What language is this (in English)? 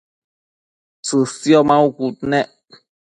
Matsés